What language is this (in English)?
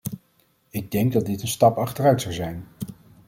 Dutch